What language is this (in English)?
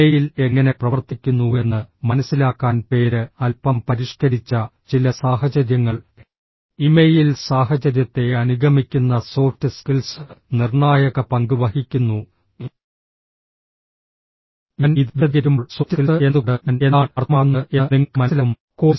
Malayalam